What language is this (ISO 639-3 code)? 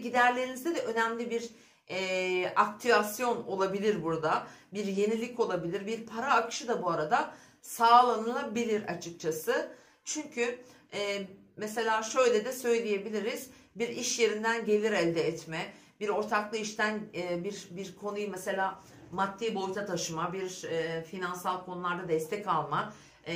tur